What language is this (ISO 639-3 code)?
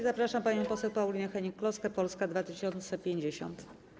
pol